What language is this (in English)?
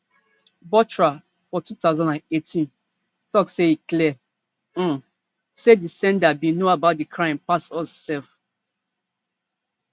Nigerian Pidgin